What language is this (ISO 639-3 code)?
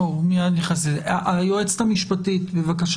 heb